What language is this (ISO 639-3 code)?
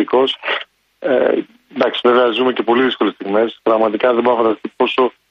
ell